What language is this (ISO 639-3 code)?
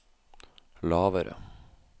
nor